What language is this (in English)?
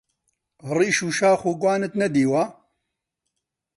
Central Kurdish